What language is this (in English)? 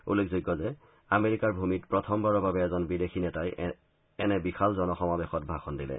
Assamese